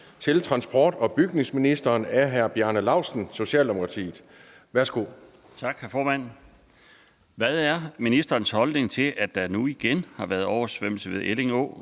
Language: Danish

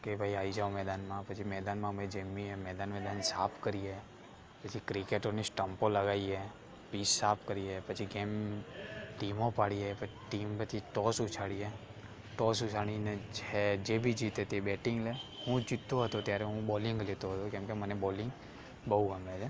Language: Gujarati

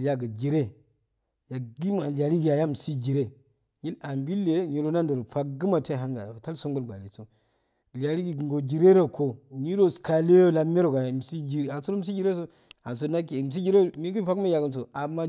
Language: Afade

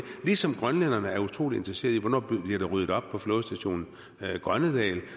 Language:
Danish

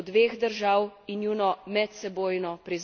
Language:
Slovenian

